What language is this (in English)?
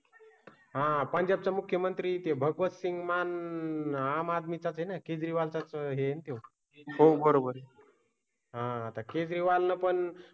Marathi